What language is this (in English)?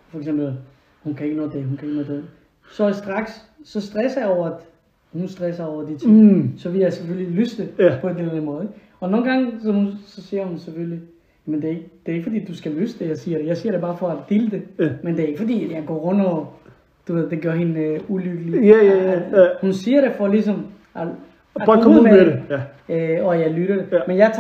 Danish